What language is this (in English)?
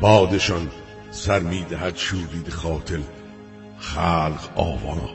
Persian